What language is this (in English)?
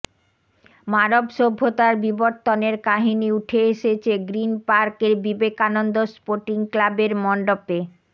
Bangla